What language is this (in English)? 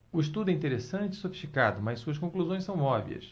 Portuguese